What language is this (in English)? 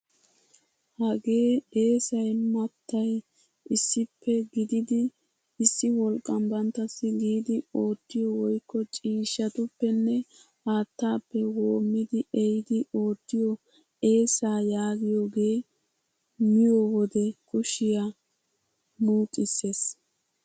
Wolaytta